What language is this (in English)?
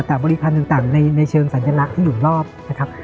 Thai